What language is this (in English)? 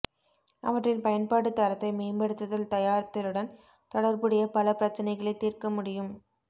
Tamil